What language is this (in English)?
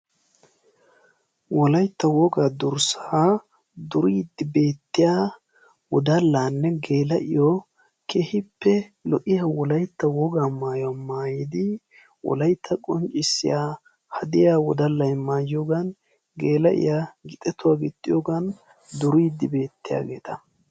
Wolaytta